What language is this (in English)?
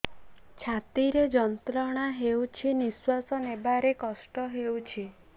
Odia